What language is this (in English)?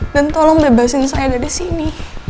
Indonesian